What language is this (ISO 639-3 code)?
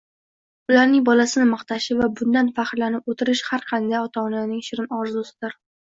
uzb